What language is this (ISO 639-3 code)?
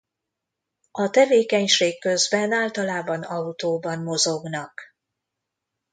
hun